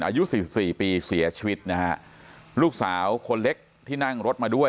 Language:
Thai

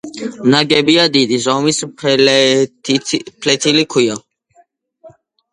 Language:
Georgian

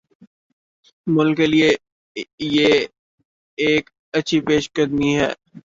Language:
Urdu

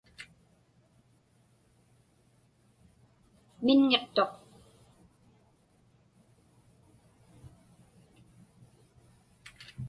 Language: Inupiaq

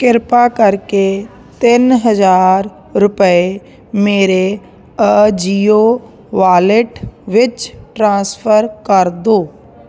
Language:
Punjabi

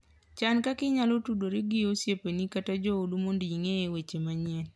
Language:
Luo (Kenya and Tanzania)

